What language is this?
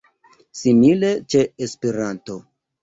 Esperanto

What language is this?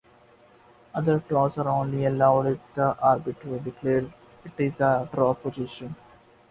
English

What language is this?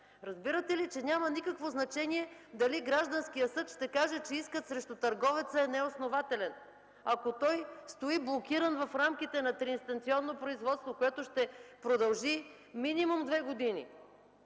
Bulgarian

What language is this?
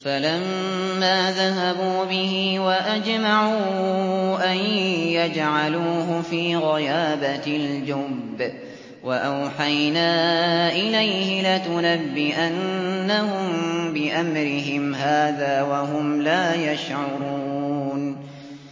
Arabic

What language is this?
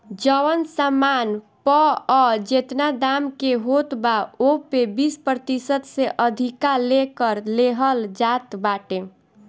Bhojpuri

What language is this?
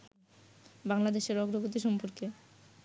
Bangla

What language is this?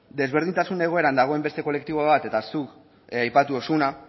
Basque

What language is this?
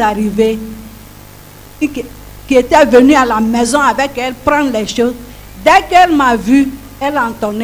French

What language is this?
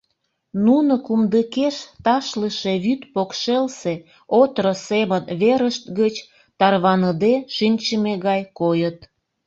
Mari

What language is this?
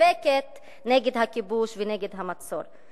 Hebrew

